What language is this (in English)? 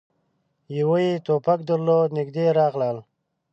Pashto